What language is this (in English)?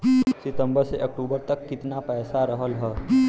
Bhojpuri